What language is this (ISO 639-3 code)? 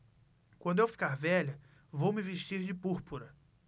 por